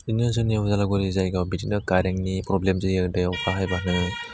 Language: Bodo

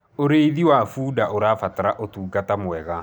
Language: Kikuyu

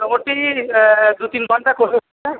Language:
Bangla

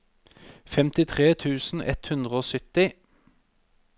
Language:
Norwegian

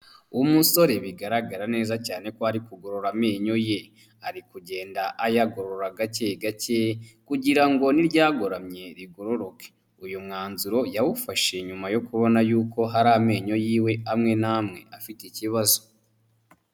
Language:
Kinyarwanda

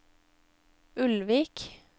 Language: Norwegian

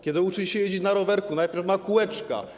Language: Polish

